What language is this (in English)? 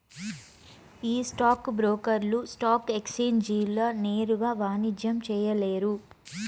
Telugu